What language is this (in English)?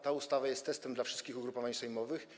Polish